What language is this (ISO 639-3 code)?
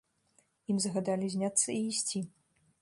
bel